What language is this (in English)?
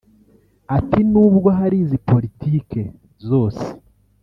Kinyarwanda